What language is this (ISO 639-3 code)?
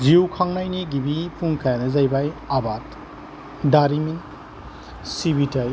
brx